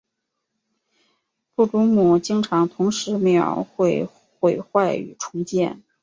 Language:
Chinese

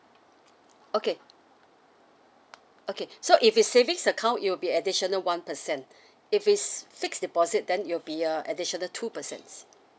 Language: English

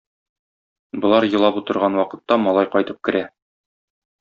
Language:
Tatar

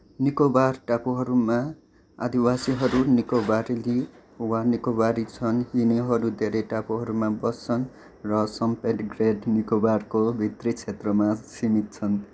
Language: Nepali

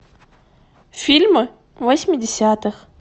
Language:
Russian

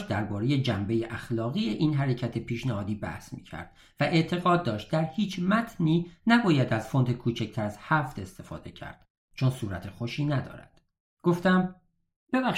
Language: Persian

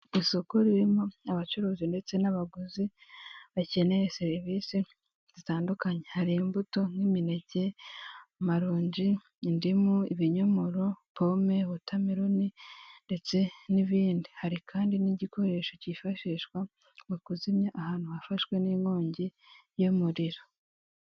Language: Kinyarwanda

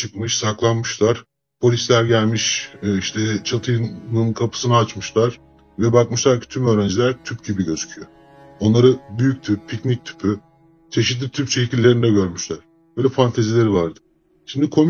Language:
Turkish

